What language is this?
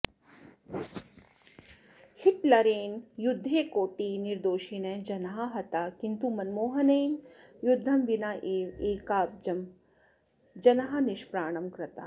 Sanskrit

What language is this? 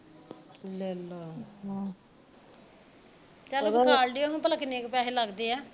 Punjabi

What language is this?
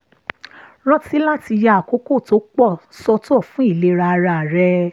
Yoruba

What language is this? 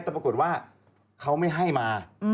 Thai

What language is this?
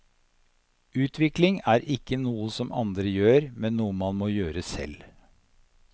Norwegian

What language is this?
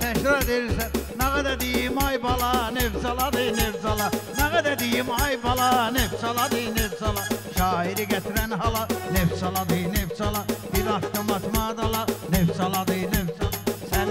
Turkish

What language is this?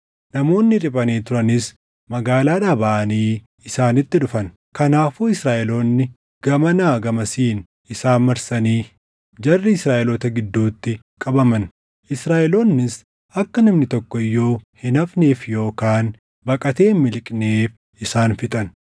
Oromo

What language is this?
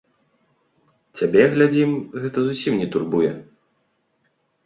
Belarusian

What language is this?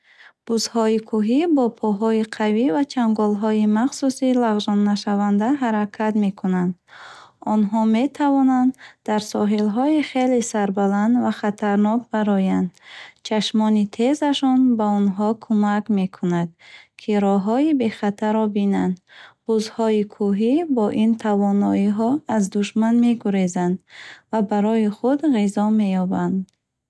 Bukharic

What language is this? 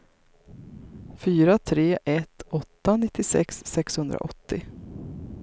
Swedish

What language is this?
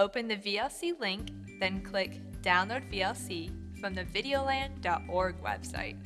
English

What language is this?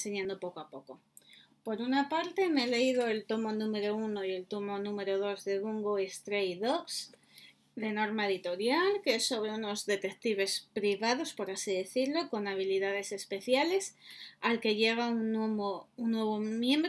Spanish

